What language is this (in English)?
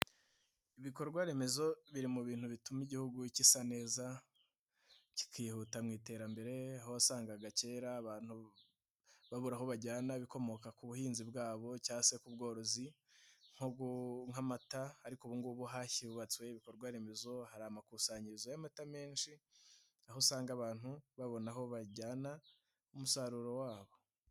Kinyarwanda